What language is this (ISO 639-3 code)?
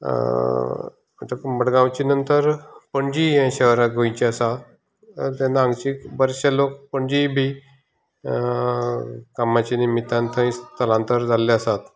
kok